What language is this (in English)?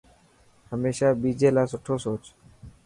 Dhatki